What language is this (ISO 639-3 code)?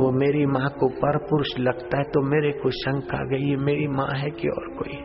hin